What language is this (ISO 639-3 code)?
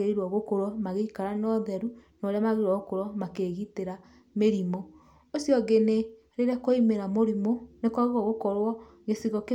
kik